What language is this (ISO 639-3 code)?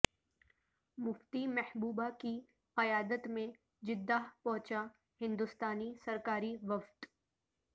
urd